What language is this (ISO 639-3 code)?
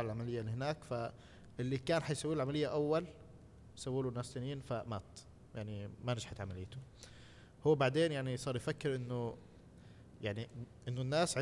ara